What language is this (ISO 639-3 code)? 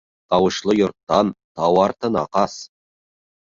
bak